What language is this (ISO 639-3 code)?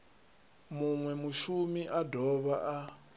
ven